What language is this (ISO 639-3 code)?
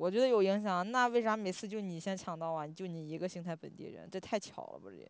zho